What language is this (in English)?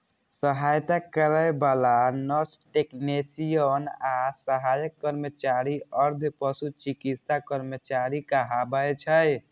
Maithili